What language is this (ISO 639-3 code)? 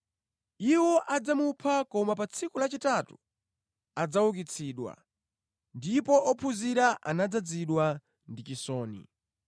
nya